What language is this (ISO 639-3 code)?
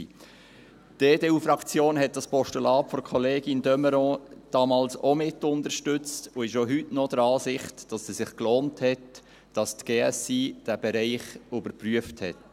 gsw